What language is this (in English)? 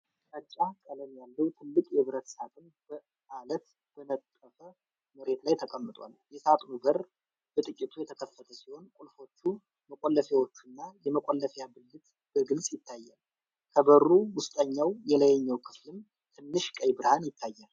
Amharic